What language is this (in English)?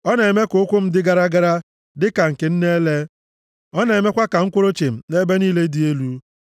Igbo